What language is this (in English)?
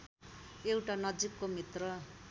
Nepali